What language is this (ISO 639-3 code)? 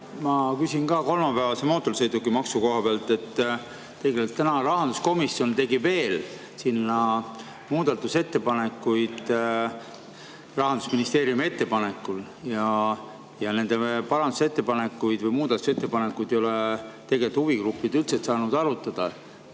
est